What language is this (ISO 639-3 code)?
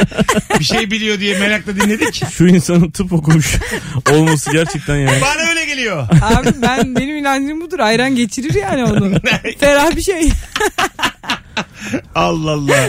tur